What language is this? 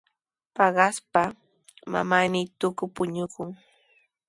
Sihuas Ancash Quechua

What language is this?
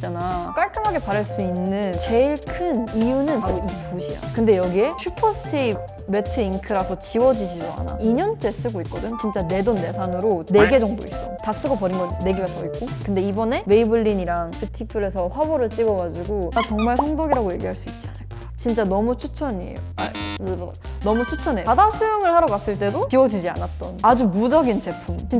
Korean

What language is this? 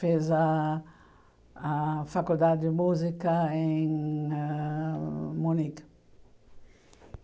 Portuguese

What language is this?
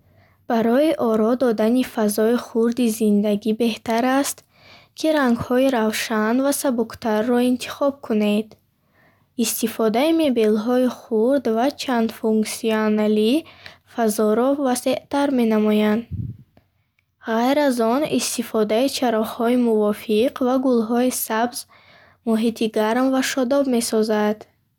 Bukharic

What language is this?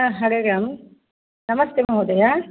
Sanskrit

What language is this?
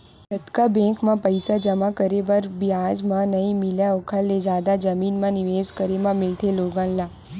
Chhattisgarhi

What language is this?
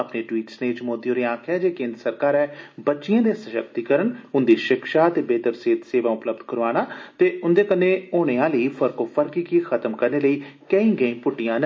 Dogri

